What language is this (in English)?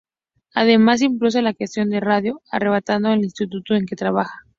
Spanish